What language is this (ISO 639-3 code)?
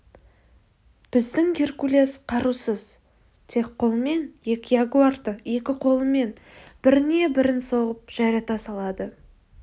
kaz